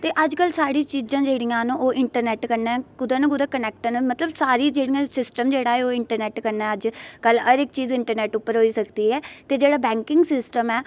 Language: Dogri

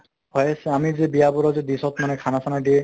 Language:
Assamese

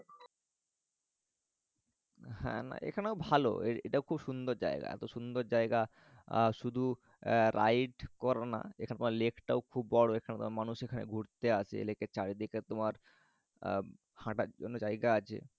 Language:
Bangla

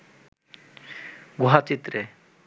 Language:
Bangla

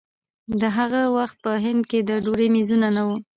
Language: Pashto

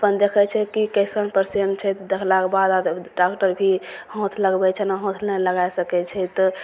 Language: Maithili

